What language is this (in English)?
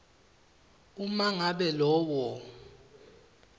Swati